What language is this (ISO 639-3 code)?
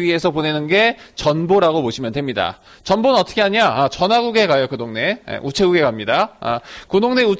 kor